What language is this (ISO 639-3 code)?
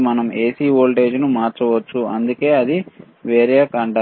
tel